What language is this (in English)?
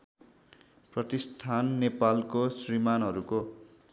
Nepali